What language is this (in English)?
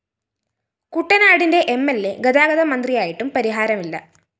Malayalam